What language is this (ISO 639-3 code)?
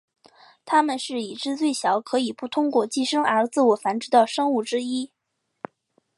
zho